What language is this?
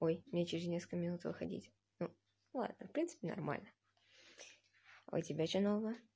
Russian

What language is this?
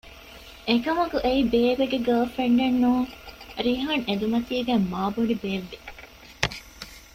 Divehi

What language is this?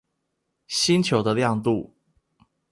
Chinese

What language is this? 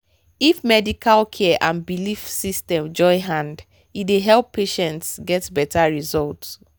Nigerian Pidgin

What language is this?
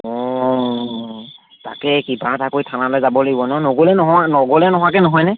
Assamese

